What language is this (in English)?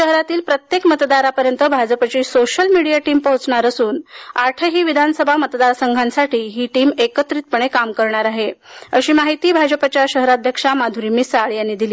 Marathi